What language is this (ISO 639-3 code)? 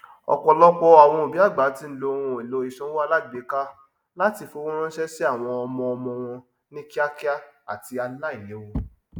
yor